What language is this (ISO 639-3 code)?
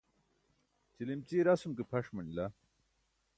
bsk